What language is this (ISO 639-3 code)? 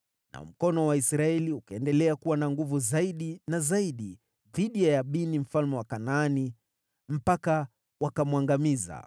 swa